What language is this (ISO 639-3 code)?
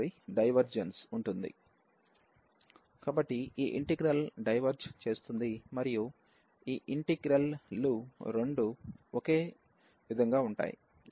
tel